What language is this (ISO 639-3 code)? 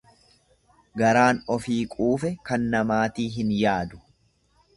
orm